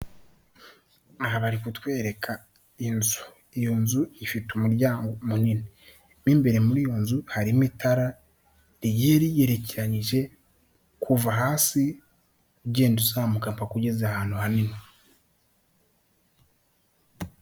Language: Kinyarwanda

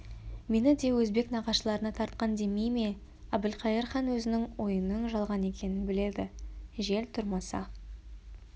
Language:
Kazakh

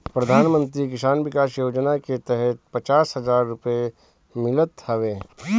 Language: Bhojpuri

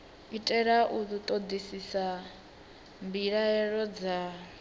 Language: Venda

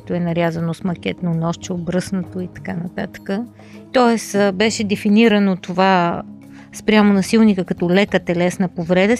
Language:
Bulgarian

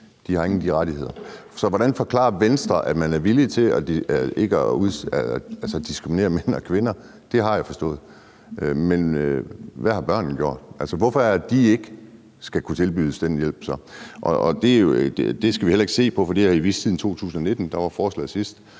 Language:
Danish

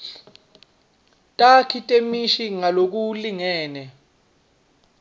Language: Swati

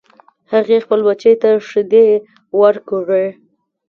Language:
Pashto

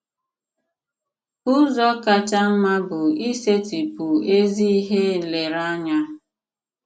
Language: Igbo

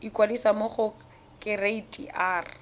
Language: Tswana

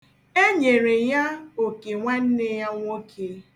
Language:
Igbo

